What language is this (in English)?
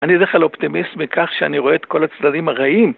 Hebrew